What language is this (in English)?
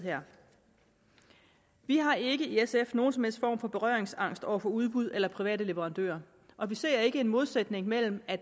Danish